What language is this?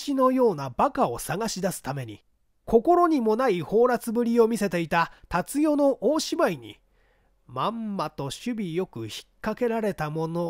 Japanese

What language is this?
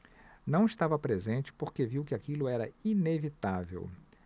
Portuguese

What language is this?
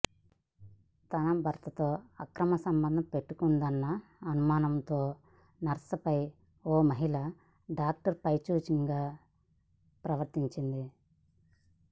Telugu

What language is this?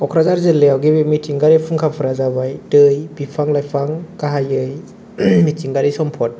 Bodo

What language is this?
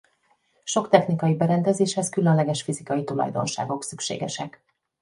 Hungarian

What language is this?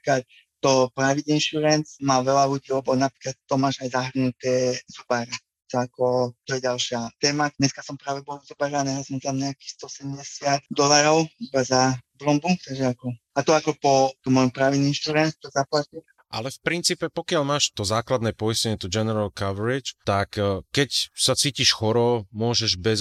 Slovak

